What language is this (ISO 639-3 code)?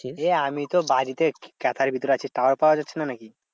ben